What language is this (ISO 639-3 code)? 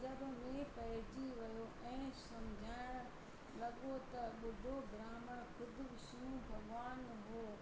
snd